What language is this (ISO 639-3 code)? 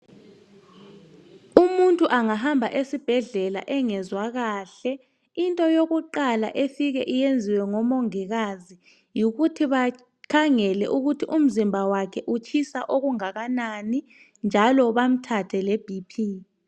nde